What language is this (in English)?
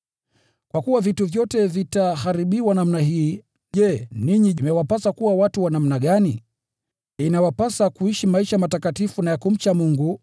Swahili